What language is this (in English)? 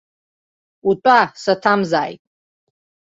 Abkhazian